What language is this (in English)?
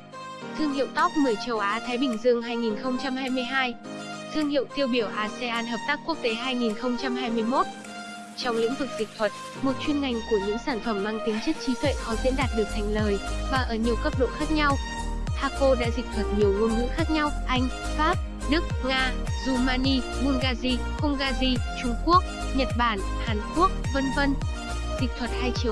Vietnamese